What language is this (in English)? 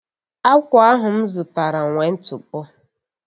Igbo